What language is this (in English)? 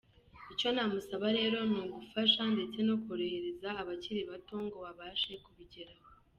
Kinyarwanda